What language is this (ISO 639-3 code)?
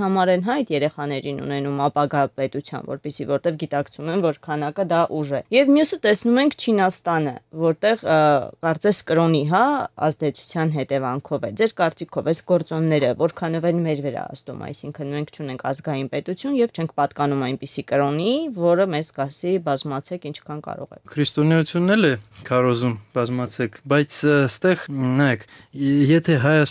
ron